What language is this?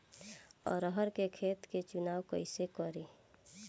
Bhojpuri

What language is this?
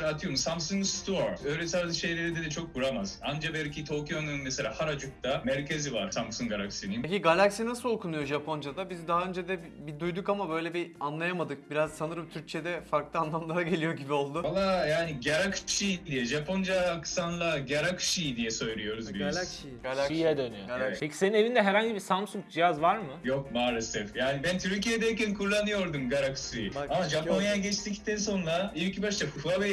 Turkish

